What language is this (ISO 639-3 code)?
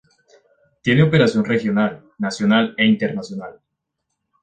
spa